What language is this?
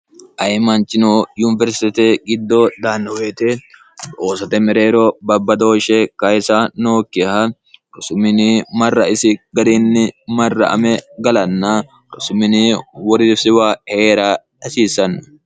Sidamo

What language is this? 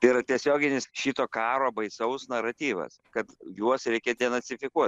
Lithuanian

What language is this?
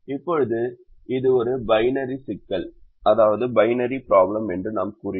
Tamil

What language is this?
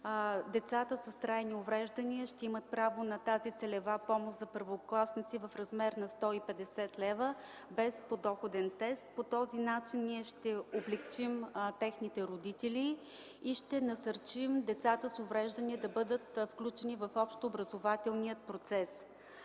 Bulgarian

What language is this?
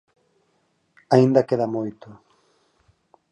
Galician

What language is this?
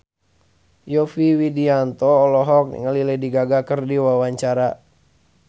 Sundanese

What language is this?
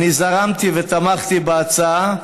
Hebrew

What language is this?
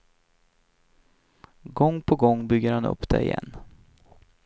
Swedish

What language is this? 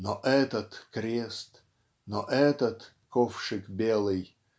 Russian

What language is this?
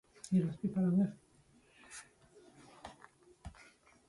Latvian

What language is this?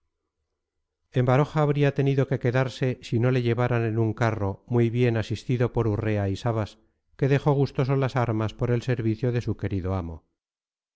Spanish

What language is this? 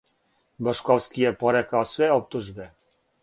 Serbian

